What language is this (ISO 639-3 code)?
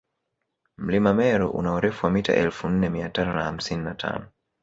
swa